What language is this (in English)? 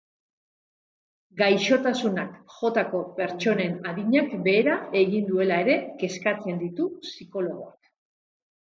Basque